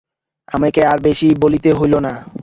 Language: Bangla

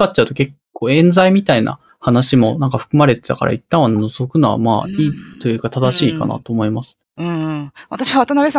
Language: Japanese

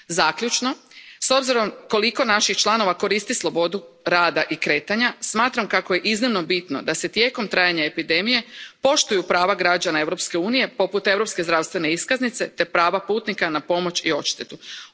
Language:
Croatian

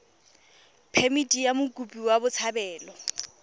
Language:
Tswana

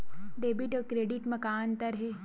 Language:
Chhattisgarhi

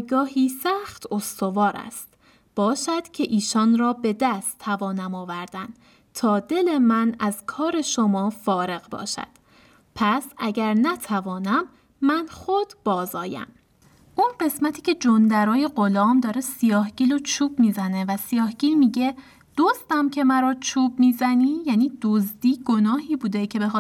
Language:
Persian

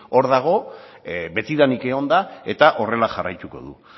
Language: Basque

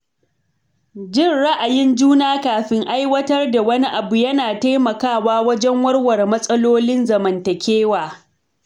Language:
Hausa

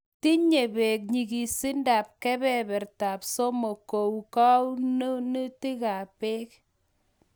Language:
Kalenjin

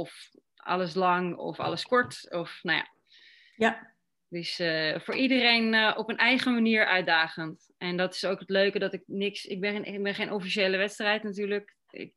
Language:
Dutch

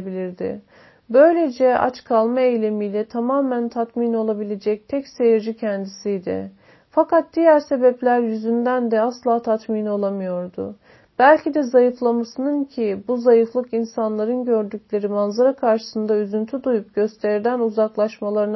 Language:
Turkish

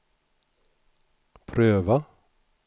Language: Swedish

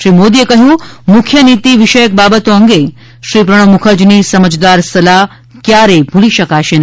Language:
Gujarati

